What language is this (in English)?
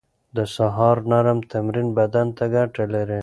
Pashto